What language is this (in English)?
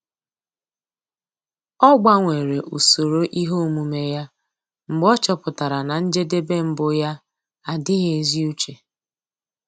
Igbo